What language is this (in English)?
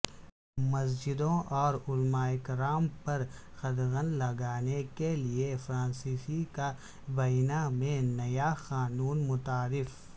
Urdu